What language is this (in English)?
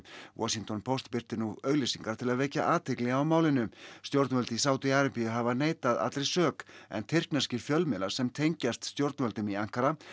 Icelandic